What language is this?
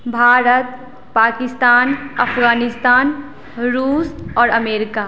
Maithili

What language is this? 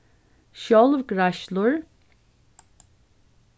Faroese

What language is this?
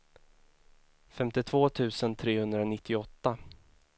Swedish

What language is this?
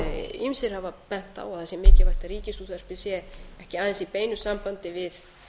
Icelandic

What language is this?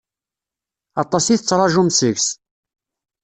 Kabyle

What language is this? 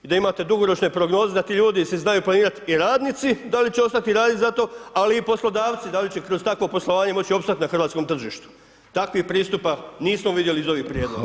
Croatian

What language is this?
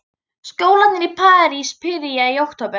Icelandic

